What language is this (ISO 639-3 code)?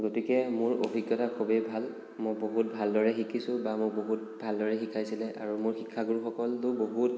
asm